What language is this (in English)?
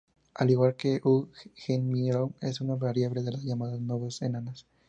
Spanish